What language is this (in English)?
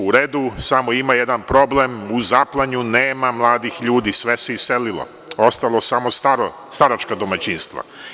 Serbian